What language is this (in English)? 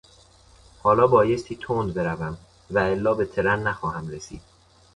Persian